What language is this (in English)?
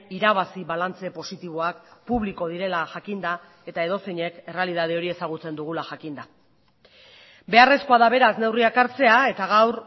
Basque